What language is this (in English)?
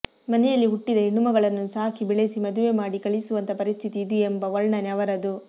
Kannada